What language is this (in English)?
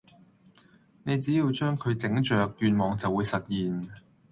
Cantonese